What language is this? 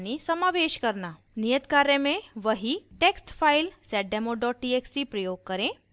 Hindi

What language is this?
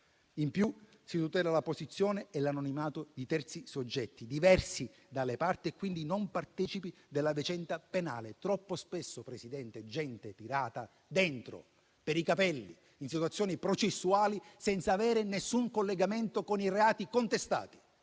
Italian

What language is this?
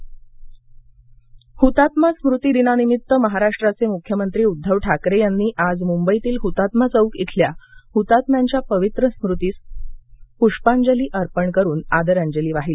Marathi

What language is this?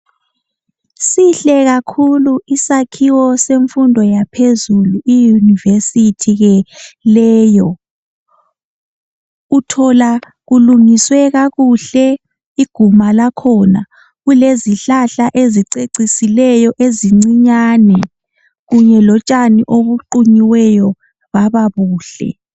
North Ndebele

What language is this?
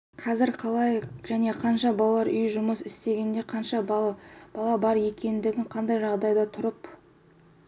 Kazakh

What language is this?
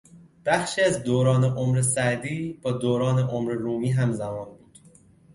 Persian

